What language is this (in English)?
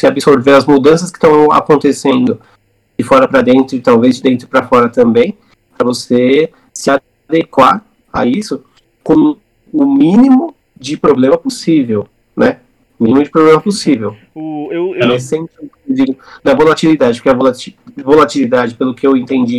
Portuguese